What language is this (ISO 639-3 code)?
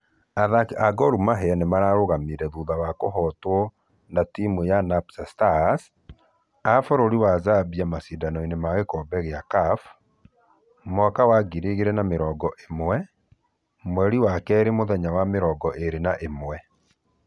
kik